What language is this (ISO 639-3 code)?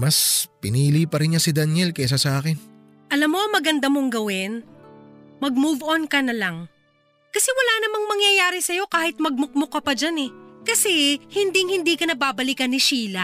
fil